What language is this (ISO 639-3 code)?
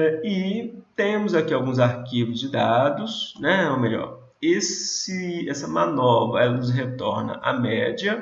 por